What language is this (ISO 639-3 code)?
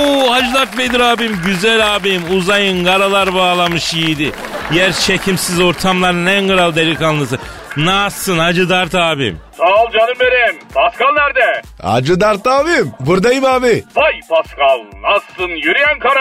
tur